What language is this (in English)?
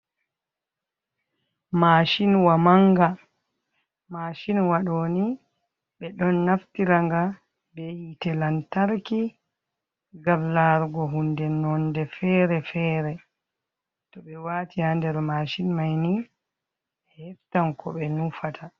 Fula